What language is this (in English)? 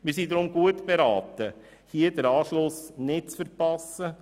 Swiss German